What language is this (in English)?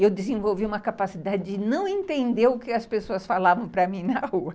Portuguese